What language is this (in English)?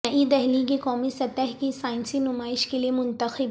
Urdu